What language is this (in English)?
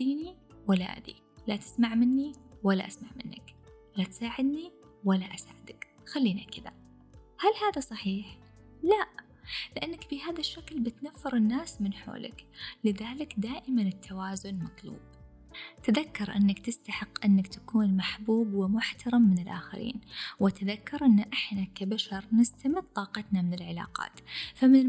Arabic